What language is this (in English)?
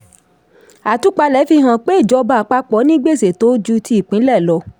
Yoruba